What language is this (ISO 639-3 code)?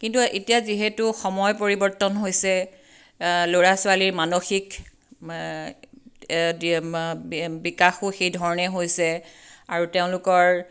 asm